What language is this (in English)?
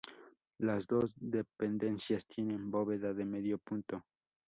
Spanish